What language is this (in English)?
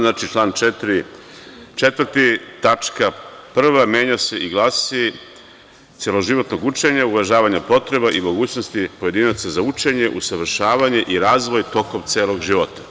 Serbian